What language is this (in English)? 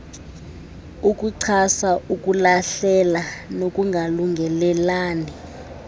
Xhosa